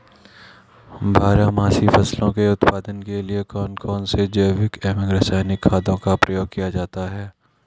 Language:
Hindi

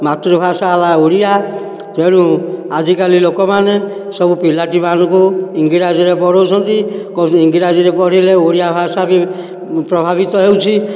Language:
Odia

